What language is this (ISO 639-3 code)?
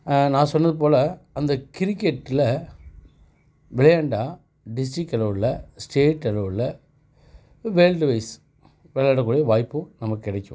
tam